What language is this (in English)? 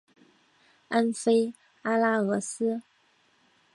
Chinese